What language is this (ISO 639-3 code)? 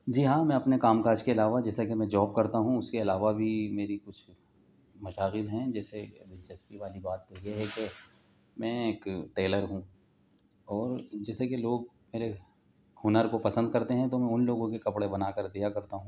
urd